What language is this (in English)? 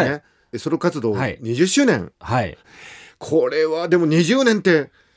Japanese